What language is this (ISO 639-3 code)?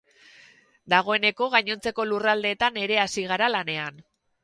eus